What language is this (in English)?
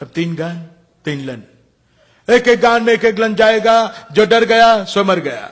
Gujarati